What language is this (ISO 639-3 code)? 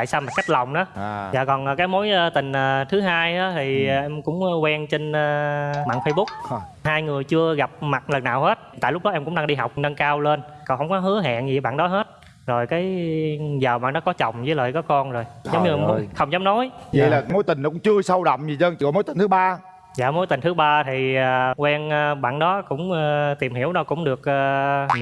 vie